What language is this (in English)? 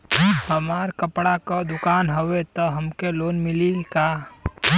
Bhojpuri